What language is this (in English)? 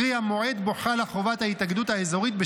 Hebrew